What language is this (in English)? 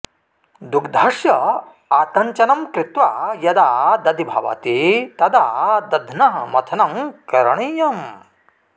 Sanskrit